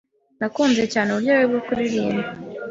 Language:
Kinyarwanda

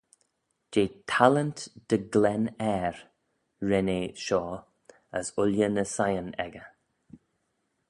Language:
Manx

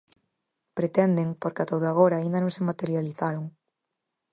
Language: Galician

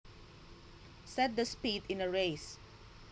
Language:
Javanese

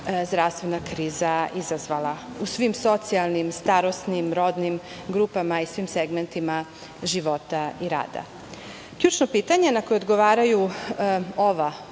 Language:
Serbian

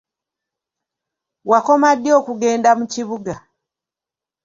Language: Ganda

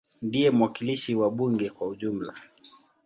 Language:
Swahili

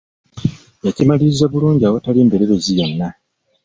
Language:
Ganda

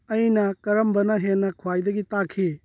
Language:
Manipuri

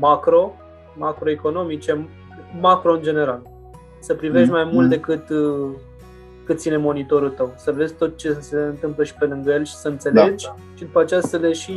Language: Romanian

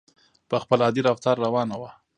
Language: Pashto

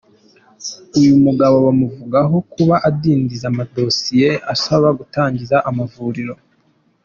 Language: Kinyarwanda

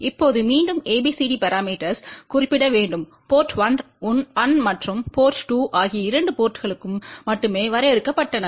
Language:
Tamil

